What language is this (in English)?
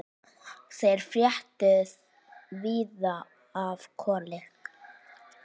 Icelandic